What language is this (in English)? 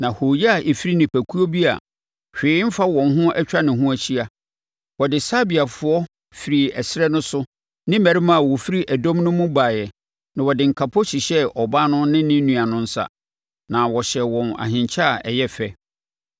Akan